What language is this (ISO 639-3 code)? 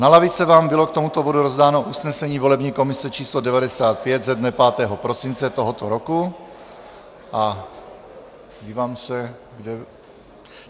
ces